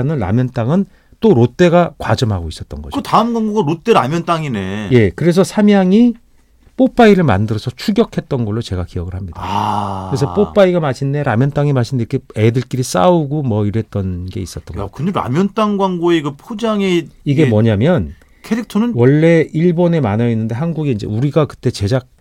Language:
Korean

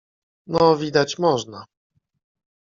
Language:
Polish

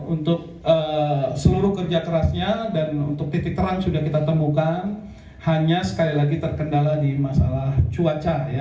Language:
Indonesian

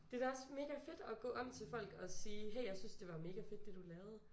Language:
Danish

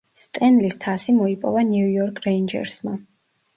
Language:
Georgian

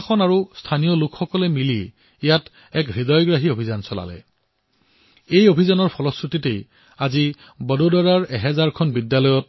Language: Assamese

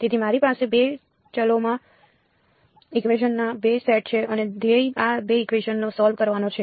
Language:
Gujarati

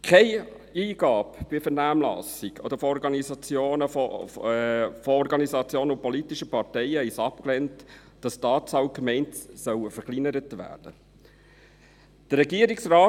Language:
Swiss German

